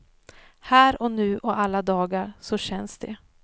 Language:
Swedish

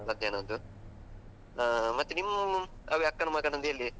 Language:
Kannada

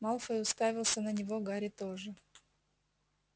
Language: Russian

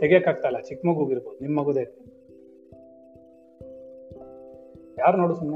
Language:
Kannada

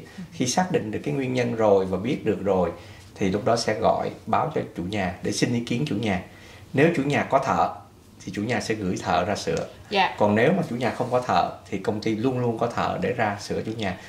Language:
Vietnamese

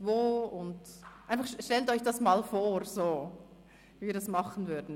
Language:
Swiss German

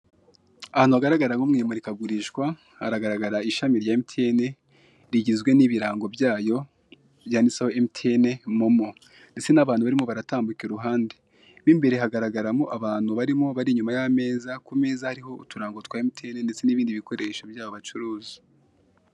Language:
Kinyarwanda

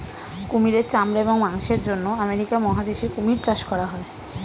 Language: Bangla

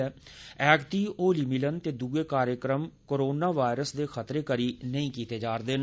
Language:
Dogri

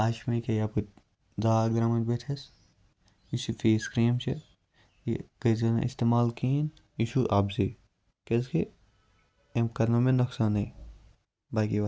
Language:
Kashmiri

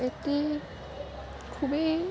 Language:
Assamese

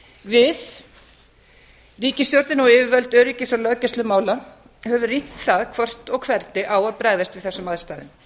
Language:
Icelandic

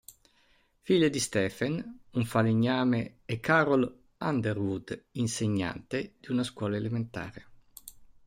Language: Italian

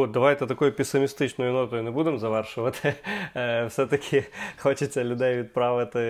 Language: Ukrainian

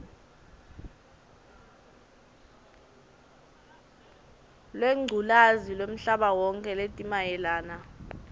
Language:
Swati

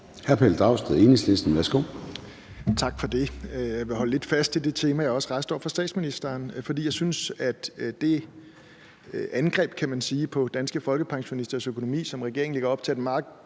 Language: Danish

